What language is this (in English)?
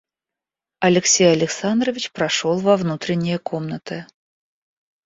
Russian